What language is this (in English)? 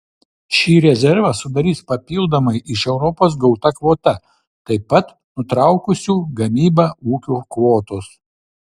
Lithuanian